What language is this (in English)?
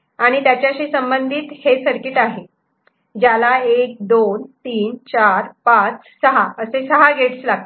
Marathi